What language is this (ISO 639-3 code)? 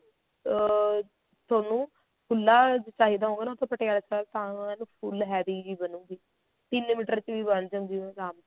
pan